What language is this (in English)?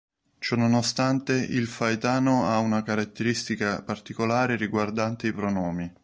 Italian